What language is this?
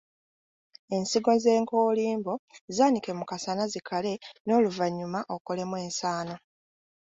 Ganda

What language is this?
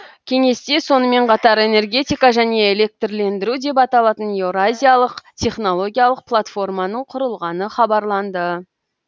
Kazakh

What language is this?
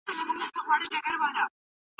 Pashto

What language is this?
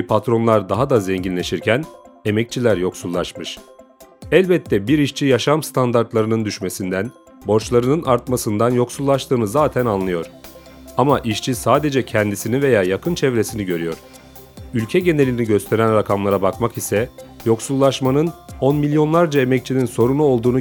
Turkish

